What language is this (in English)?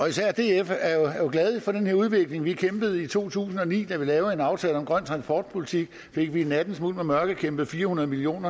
Danish